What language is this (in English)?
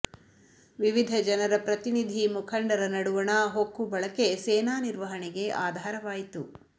Kannada